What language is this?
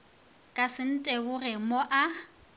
Northern Sotho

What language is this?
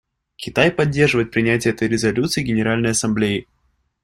Russian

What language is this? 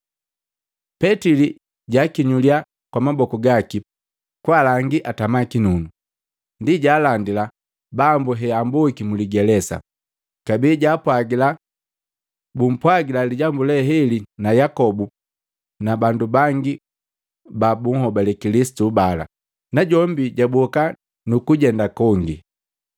Matengo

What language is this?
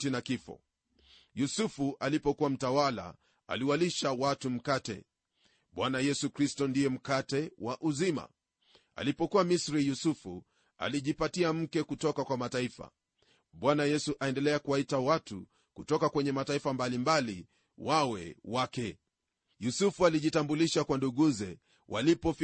Swahili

